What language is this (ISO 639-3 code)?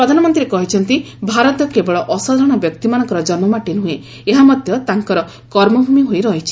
ori